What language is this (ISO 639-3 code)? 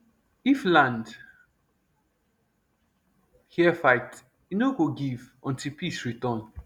pcm